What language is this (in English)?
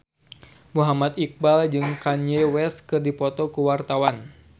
Sundanese